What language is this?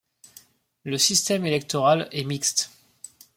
French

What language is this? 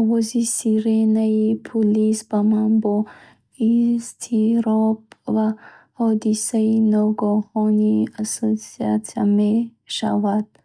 Bukharic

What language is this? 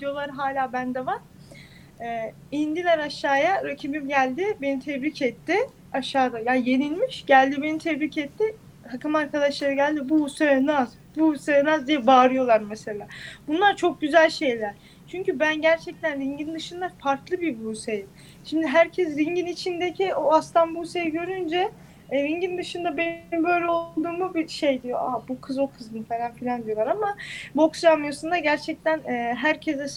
Turkish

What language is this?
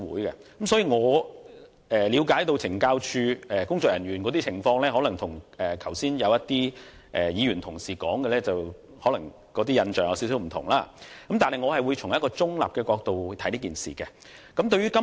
Cantonese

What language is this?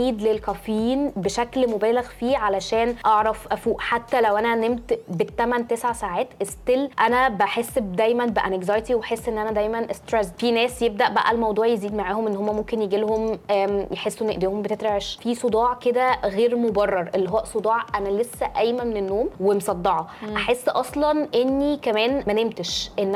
Arabic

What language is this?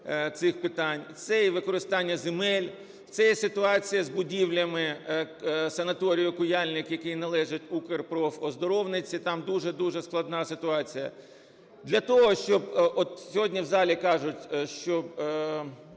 Ukrainian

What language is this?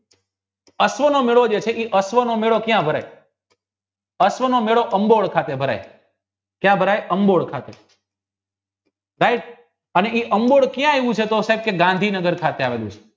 Gujarati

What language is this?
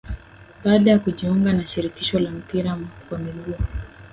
Swahili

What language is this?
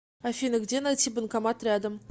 Russian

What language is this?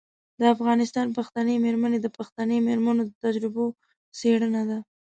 Pashto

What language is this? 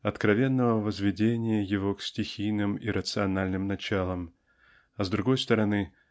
Russian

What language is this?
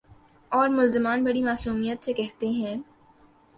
Urdu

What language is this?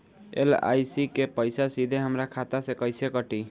Bhojpuri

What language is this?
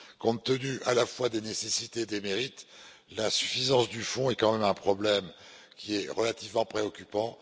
French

